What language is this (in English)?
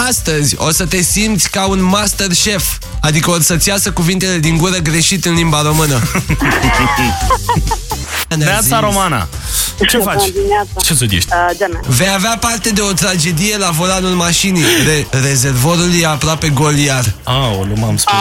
Romanian